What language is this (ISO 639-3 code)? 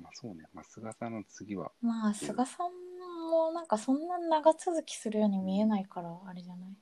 jpn